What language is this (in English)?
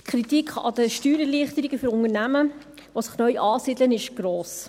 Swiss German